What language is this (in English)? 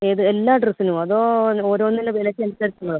Malayalam